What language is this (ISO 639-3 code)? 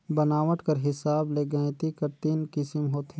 hne